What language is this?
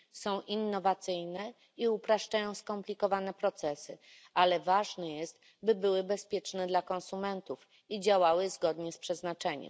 Polish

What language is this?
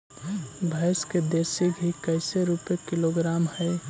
Magahi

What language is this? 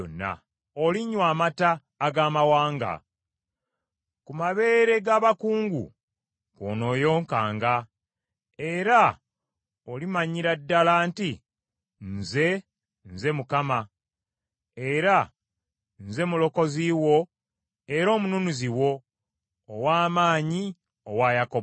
Ganda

